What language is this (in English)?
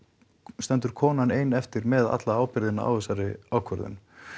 Icelandic